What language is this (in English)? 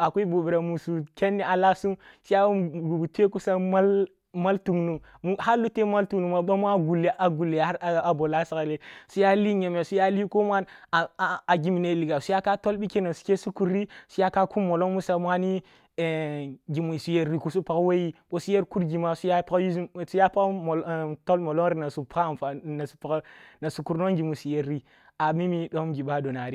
Kulung (Nigeria)